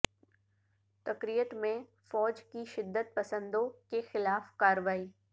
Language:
Urdu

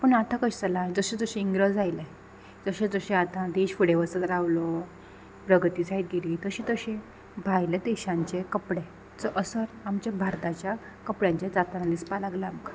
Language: Konkani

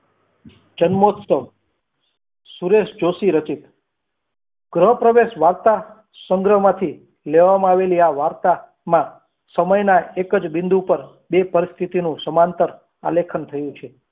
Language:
Gujarati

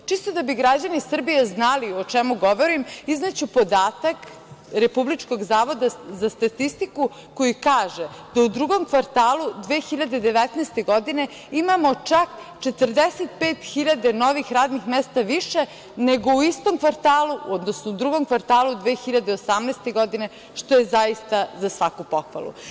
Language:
Serbian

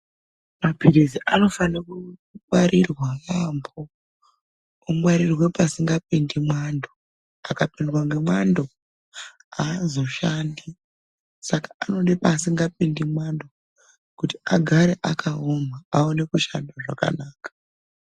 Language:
Ndau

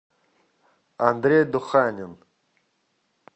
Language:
Russian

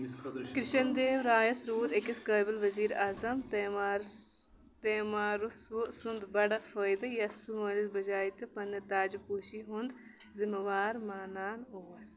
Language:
Kashmiri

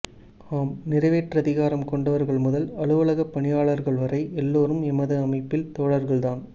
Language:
Tamil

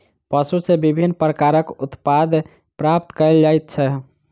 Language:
Maithili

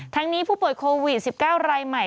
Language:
Thai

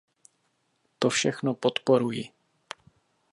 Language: Czech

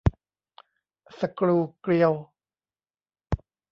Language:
Thai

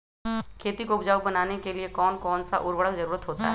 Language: Magahi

